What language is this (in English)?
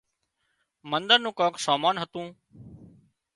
Wadiyara Koli